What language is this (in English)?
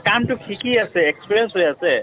Assamese